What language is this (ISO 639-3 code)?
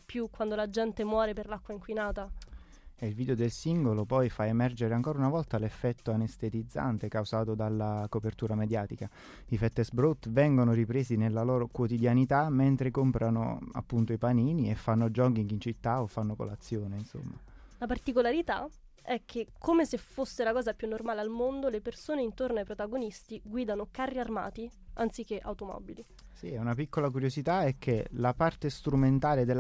ita